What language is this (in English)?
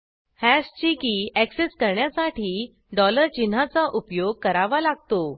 Marathi